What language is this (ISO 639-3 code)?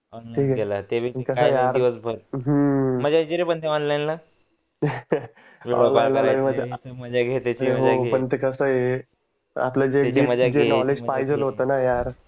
mar